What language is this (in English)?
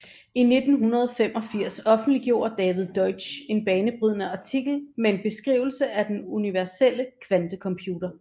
Danish